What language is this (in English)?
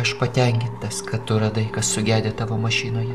Lithuanian